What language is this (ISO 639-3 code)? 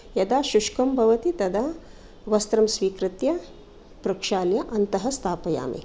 san